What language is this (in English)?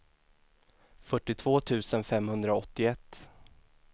Swedish